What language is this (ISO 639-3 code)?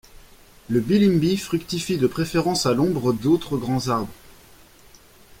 fra